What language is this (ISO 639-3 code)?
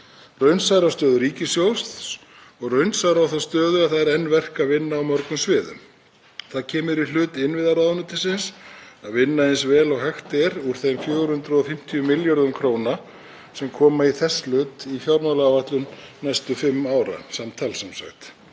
isl